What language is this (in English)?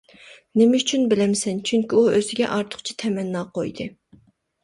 Uyghur